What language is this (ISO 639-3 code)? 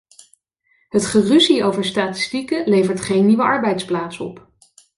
nld